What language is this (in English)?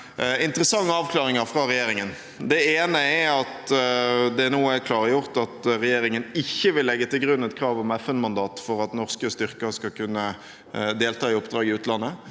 Norwegian